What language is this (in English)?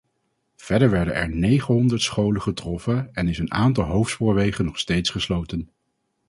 Dutch